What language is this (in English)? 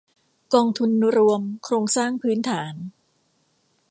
Thai